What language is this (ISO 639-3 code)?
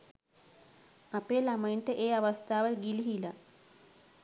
sin